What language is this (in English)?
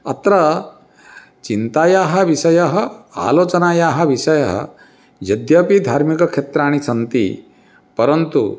Sanskrit